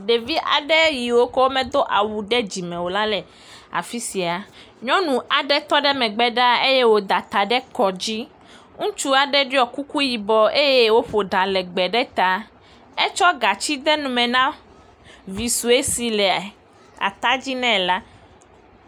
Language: Ewe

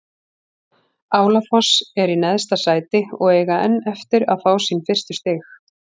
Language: Icelandic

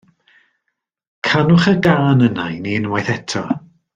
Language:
Welsh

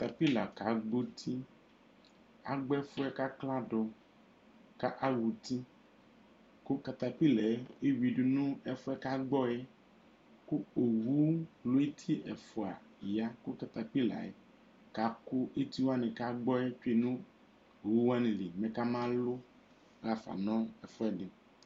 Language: Ikposo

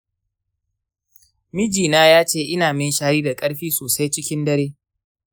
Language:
Hausa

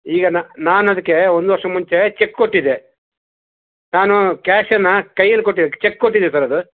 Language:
Kannada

